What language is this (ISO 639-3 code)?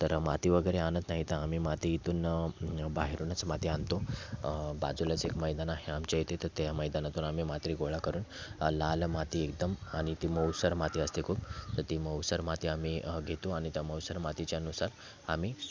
mar